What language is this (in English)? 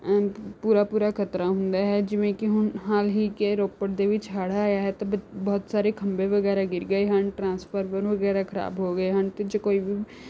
Punjabi